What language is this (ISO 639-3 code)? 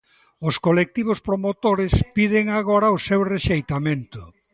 glg